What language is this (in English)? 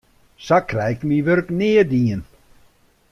Western Frisian